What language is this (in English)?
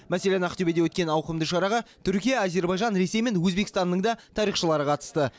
Kazakh